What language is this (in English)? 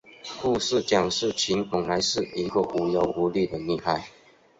Chinese